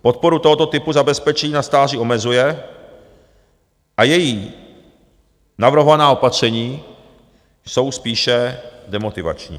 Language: Czech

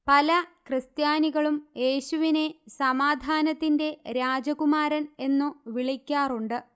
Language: Malayalam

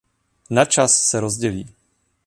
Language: Czech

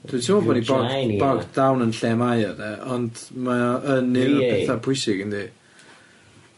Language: Welsh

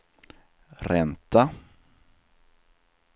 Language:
Swedish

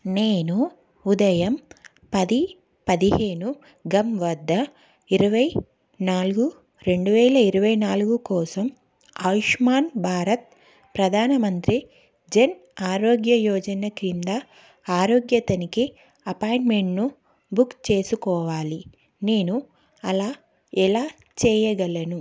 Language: Telugu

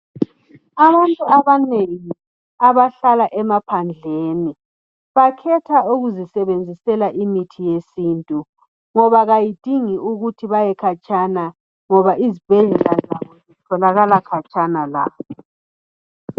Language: North Ndebele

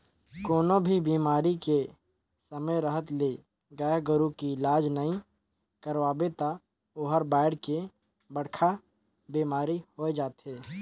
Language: Chhattisgarhi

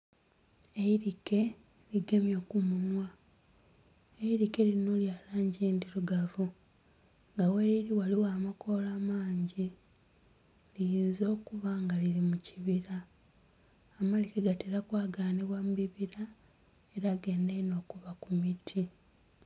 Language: Soga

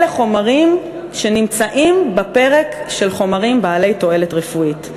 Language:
Hebrew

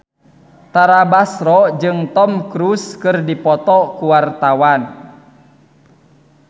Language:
Sundanese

